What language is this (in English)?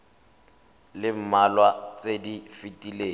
Tswana